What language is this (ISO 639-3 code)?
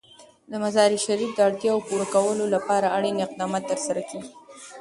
pus